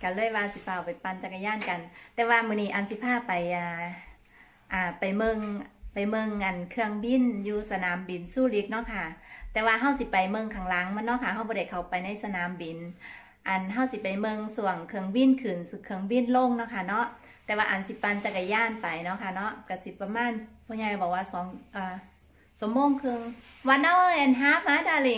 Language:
Thai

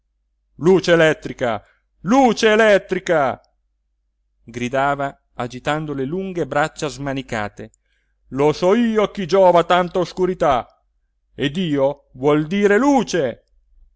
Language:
Italian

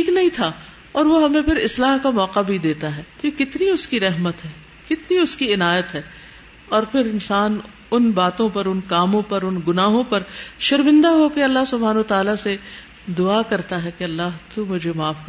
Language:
Urdu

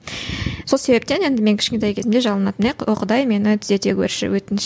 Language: Kazakh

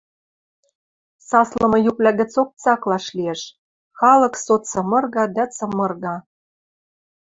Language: Western Mari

